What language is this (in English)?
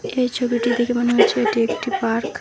Bangla